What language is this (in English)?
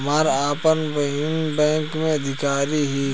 Bhojpuri